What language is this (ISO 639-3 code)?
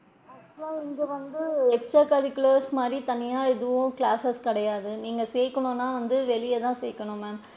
tam